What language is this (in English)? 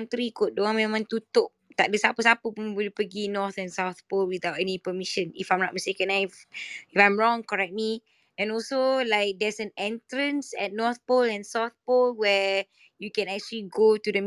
Malay